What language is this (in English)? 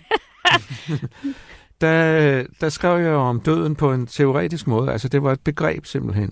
Danish